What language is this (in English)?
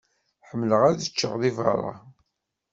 Kabyle